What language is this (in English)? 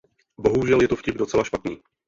Czech